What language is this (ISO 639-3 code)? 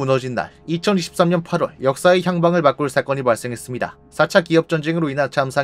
kor